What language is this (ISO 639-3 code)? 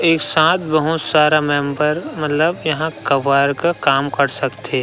hne